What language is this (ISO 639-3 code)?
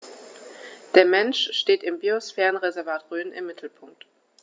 deu